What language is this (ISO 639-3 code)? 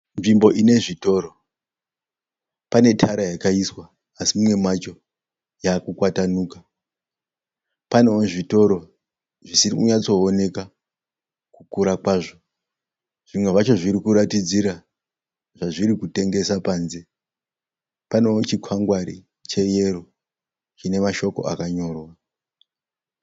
sna